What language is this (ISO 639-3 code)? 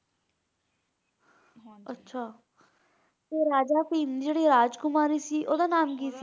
pan